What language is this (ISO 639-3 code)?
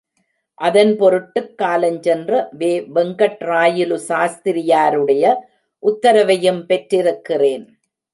tam